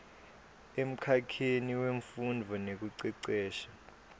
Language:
Swati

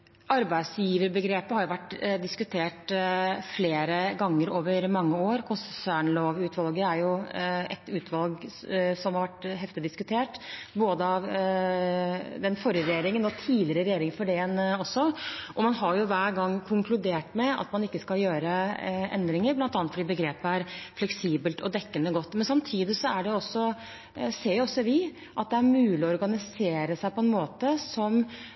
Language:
Norwegian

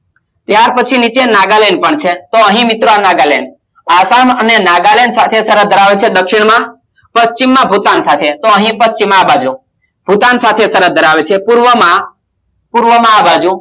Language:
Gujarati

